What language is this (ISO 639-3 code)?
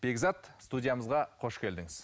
kaz